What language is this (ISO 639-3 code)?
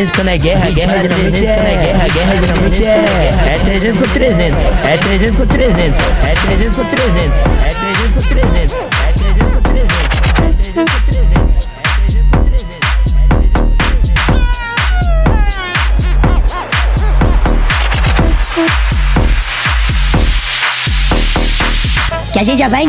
por